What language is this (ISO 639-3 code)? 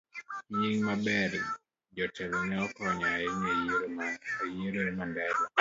luo